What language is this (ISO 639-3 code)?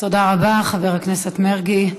heb